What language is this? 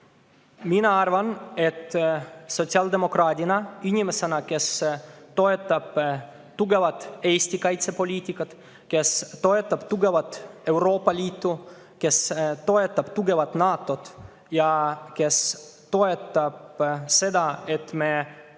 Estonian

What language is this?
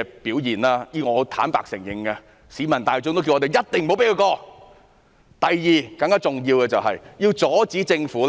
Cantonese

